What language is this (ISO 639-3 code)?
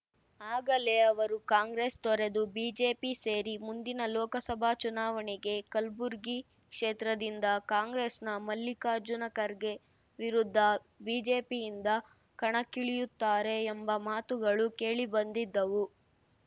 kan